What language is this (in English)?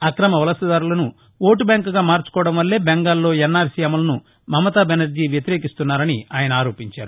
Telugu